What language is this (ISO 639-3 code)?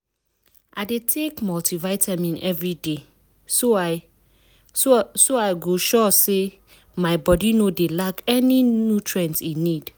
pcm